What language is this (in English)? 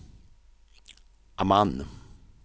Swedish